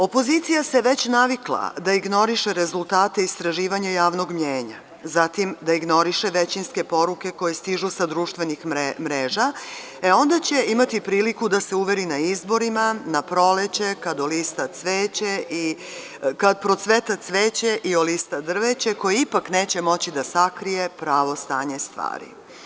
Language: Serbian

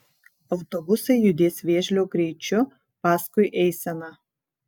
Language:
Lithuanian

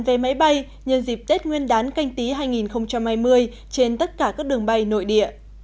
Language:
Vietnamese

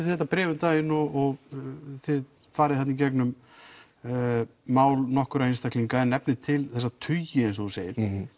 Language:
Icelandic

